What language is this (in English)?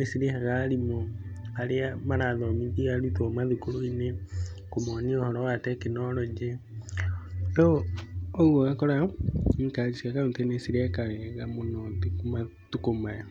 Kikuyu